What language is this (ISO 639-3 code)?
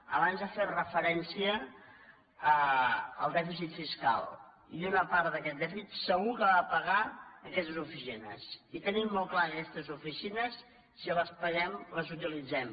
cat